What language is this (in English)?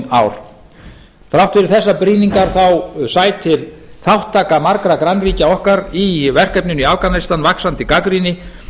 Icelandic